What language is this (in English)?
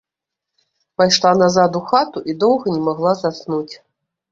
Belarusian